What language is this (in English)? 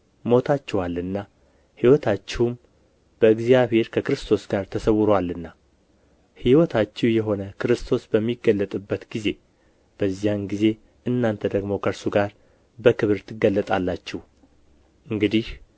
Amharic